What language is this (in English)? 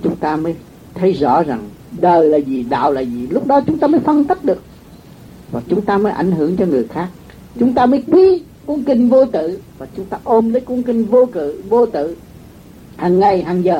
Vietnamese